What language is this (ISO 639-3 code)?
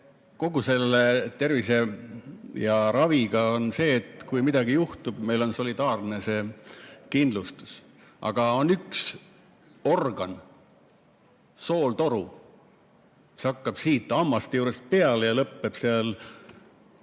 est